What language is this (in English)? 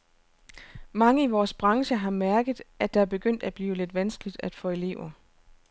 Danish